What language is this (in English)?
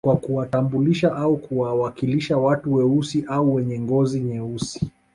Swahili